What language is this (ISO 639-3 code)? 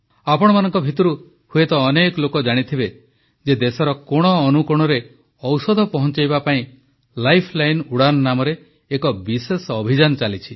ori